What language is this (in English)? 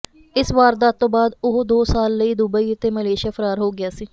Punjabi